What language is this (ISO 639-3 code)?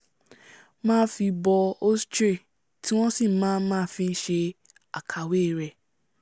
yor